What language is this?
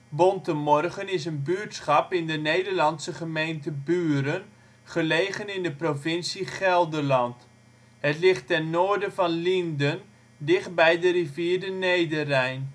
Dutch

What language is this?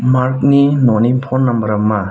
Bodo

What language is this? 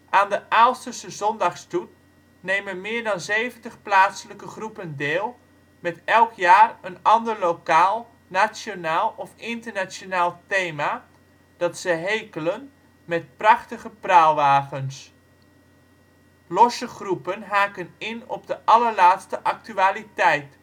Dutch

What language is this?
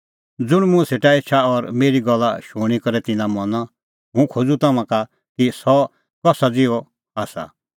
Kullu Pahari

